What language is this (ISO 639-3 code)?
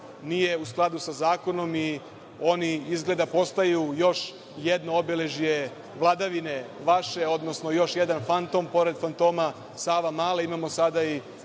srp